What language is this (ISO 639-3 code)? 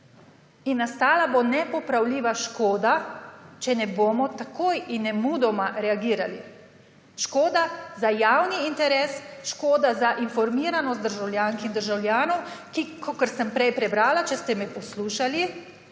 slv